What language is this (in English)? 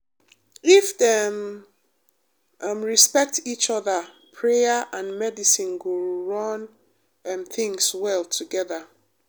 Nigerian Pidgin